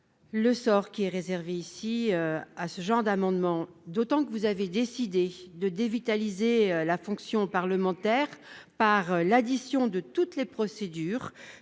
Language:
French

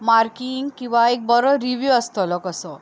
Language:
Konkani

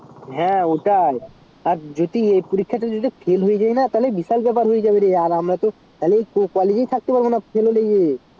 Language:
Bangla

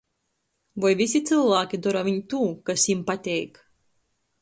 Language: Latgalian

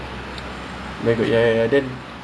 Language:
English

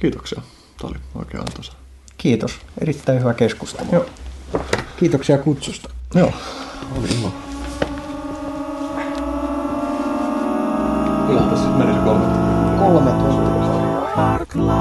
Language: Finnish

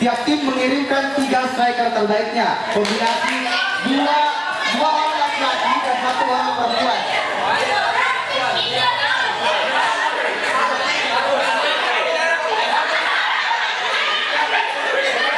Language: Indonesian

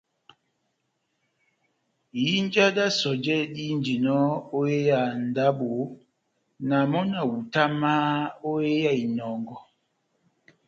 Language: Batanga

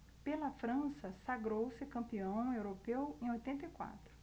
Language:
Portuguese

